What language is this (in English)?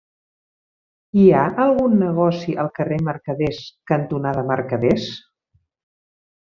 Catalan